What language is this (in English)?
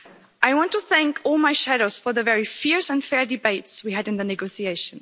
English